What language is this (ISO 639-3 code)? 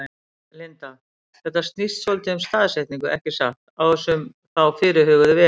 isl